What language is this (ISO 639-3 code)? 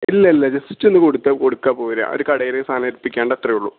mal